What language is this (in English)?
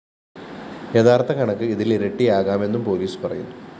Malayalam